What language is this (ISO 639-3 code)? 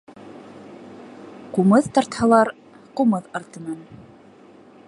bak